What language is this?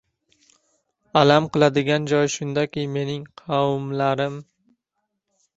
Uzbek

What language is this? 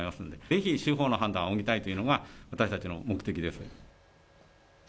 Japanese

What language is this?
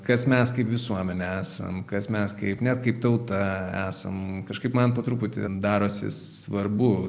Lithuanian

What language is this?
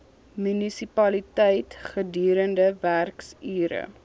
Afrikaans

